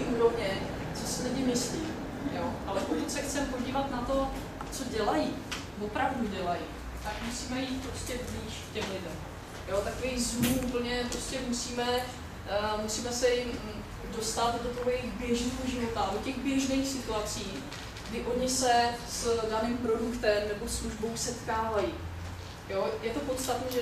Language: Czech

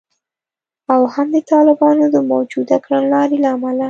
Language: Pashto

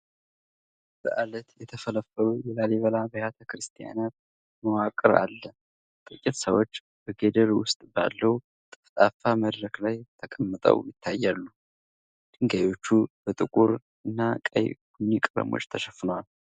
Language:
Amharic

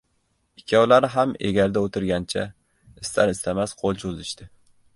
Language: Uzbek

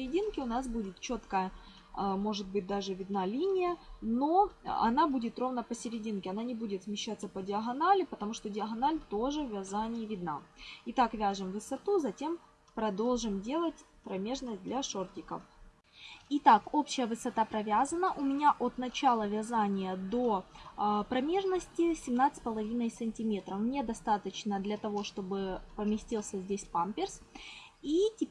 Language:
Russian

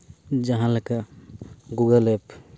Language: Santali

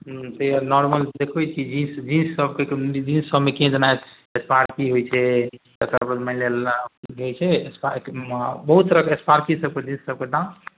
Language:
Maithili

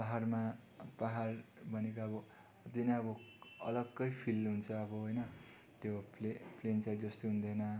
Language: Nepali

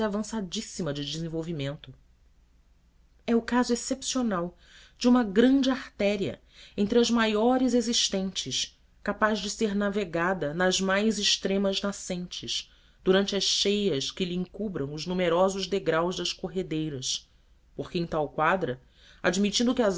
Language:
Portuguese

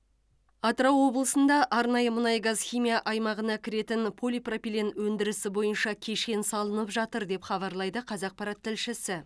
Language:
Kazakh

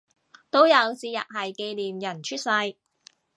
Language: Cantonese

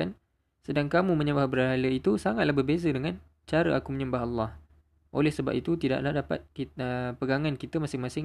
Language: Malay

